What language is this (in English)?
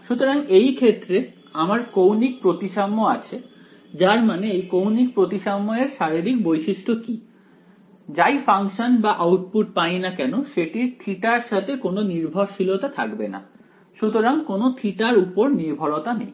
Bangla